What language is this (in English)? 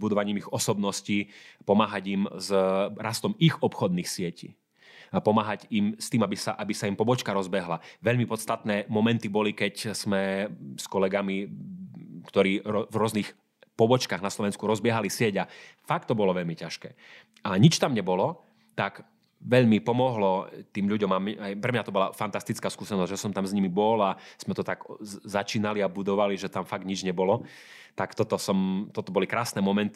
Slovak